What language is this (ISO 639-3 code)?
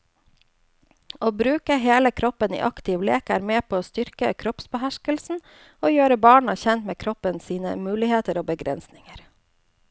nor